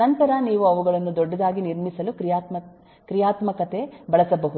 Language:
Kannada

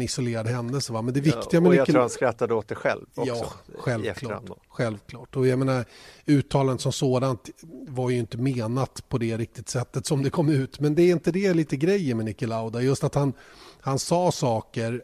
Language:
Swedish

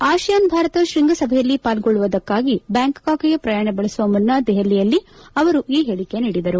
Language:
Kannada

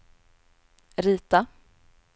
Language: Swedish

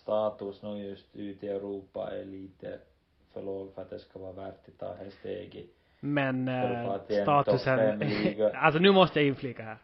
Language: Swedish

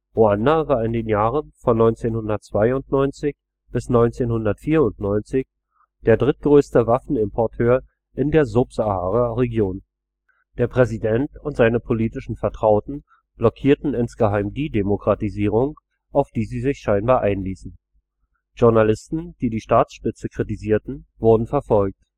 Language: German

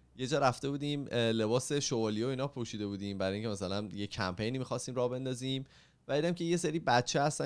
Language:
Persian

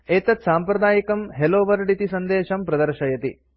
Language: Sanskrit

